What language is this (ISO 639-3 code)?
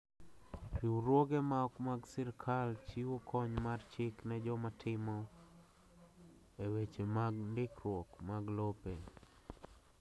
luo